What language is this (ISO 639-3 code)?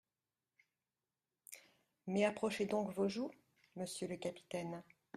fra